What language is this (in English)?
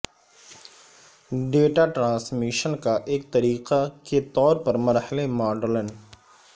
Urdu